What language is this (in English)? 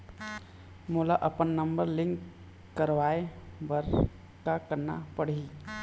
Chhattisgarhi